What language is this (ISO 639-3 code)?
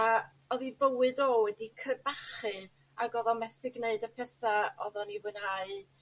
cym